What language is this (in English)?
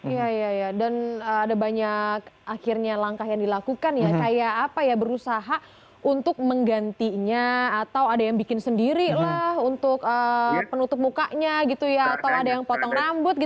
Indonesian